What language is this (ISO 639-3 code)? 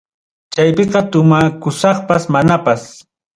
quy